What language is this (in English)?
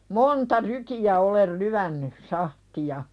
Finnish